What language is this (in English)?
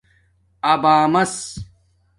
Domaaki